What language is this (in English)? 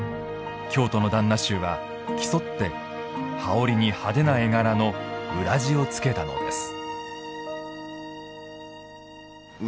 Japanese